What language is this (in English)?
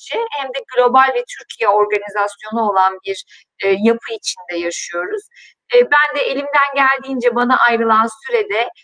Turkish